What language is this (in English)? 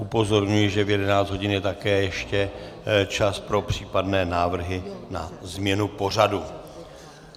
Czech